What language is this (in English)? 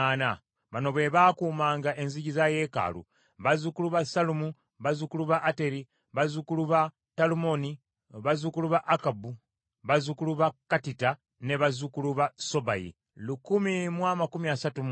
Ganda